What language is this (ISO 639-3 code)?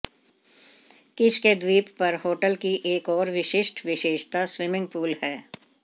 hin